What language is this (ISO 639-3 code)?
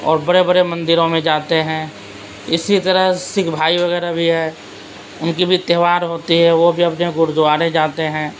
urd